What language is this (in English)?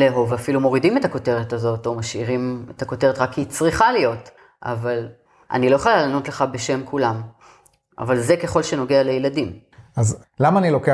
Hebrew